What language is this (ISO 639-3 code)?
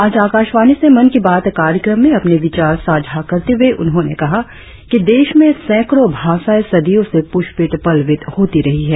hin